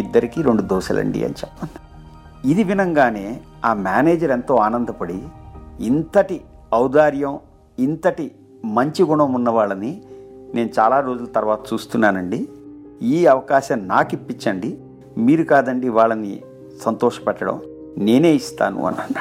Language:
Telugu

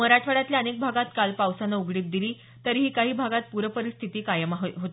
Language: Marathi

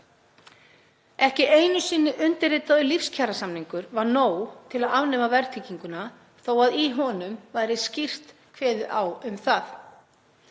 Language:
Icelandic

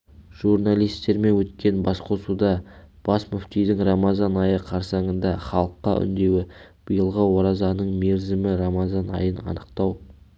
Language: Kazakh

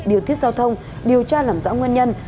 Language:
Vietnamese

